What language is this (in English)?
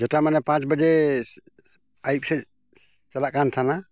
Santali